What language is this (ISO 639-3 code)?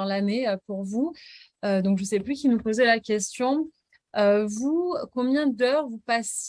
fra